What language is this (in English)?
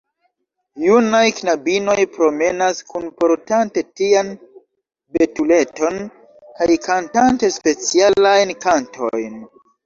Esperanto